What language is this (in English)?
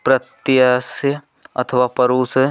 Hindi